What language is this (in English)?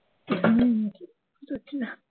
Bangla